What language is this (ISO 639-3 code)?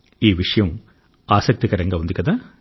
tel